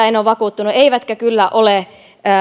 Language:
Finnish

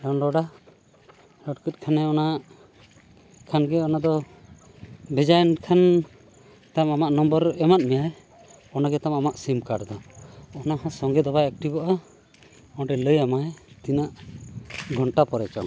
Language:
Santali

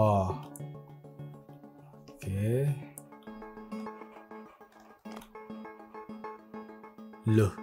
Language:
Indonesian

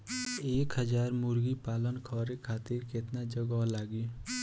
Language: Bhojpuri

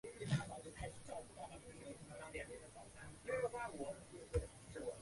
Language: Chinese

